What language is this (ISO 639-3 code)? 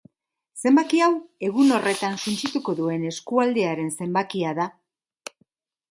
eus